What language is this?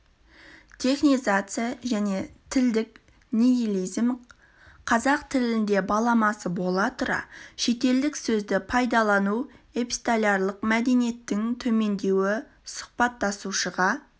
Kazakh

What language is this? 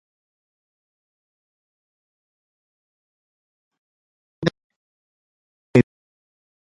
Ayacucho Quechua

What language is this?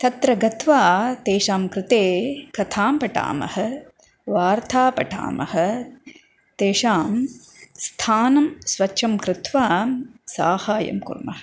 Sanskrit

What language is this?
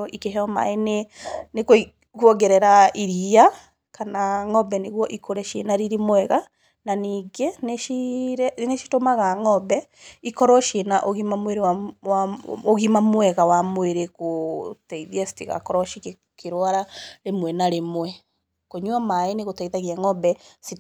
Kikuyu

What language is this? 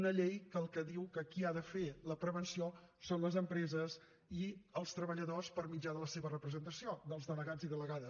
Catalan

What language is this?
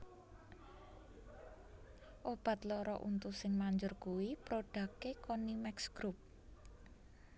Javanese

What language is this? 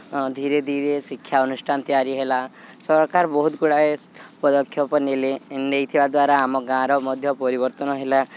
Odia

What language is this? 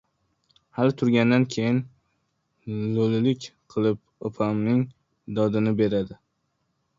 Uzbek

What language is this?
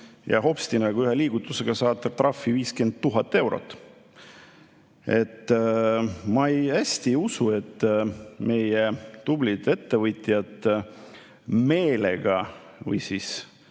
Estonian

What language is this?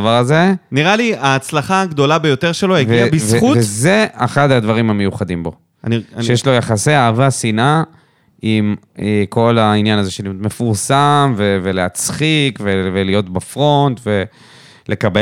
Hebrew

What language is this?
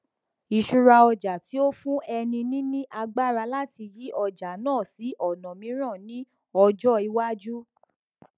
Yoruba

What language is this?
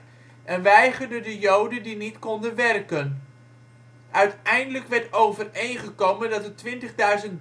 Dutch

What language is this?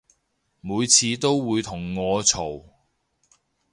Cantonese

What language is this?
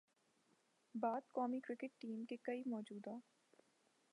Urdu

